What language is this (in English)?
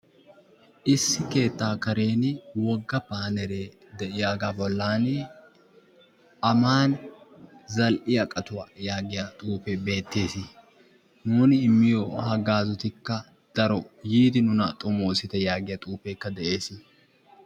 Wolaytta